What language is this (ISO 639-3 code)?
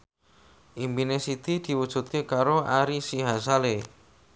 jav